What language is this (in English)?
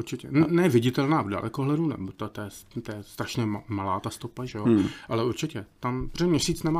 Czech